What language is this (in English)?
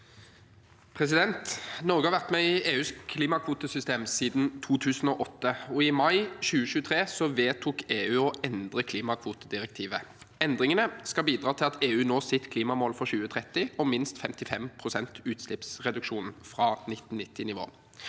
Norwegian